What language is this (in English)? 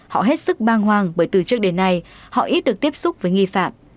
Vietnamese